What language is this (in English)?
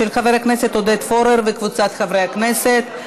Hebrew